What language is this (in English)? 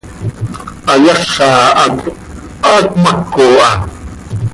Seri